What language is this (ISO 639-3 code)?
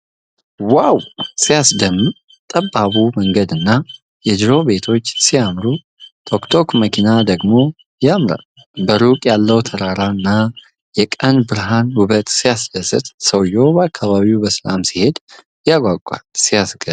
amh